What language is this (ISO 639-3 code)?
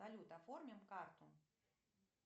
rus